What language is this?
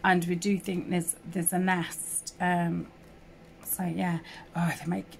English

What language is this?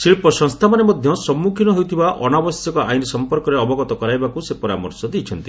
Odia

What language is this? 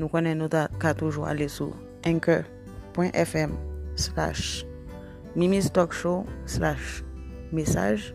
Filipino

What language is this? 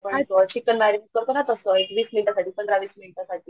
Marathi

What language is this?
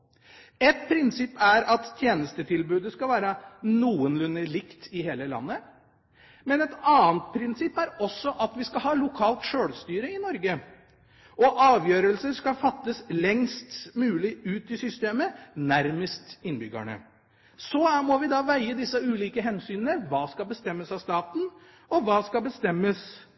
Norwegian Bokmål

